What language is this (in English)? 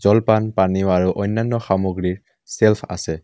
Assamese